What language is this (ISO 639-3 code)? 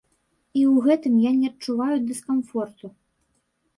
bel